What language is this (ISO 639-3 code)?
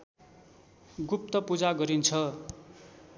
nep